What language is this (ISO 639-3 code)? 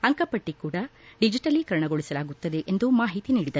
kan